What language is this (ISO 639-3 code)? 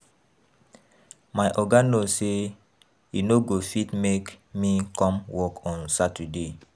pcm